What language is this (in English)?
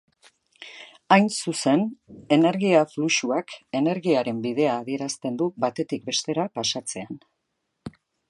Basque